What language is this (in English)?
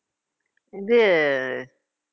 Tamil